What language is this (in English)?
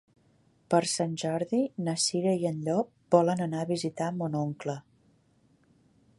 Catalan